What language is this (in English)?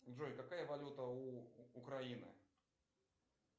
Russian